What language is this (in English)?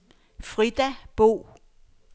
Danish